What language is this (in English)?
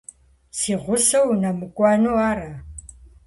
Kabardian